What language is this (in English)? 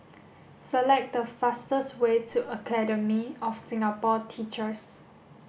English